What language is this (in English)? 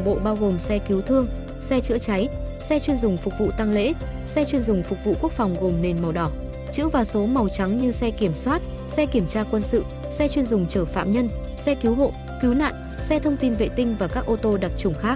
Vietnamese